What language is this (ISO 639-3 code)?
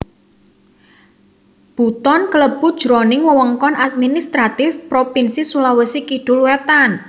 jav